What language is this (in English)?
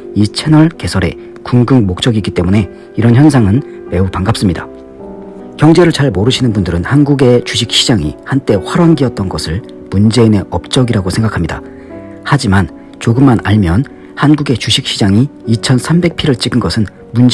Korean